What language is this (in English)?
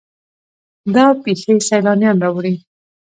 Pashto